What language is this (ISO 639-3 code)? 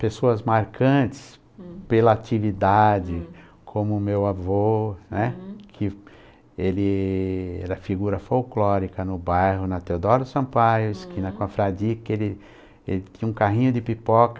por